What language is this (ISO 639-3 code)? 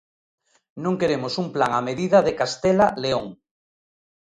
glg